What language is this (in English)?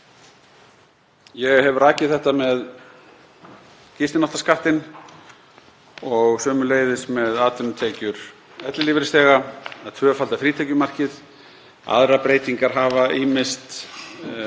Icelandic